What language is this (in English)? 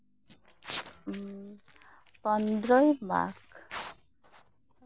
Santali